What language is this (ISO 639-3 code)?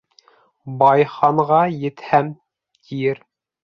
bak